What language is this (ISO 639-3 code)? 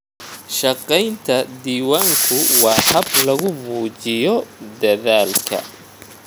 som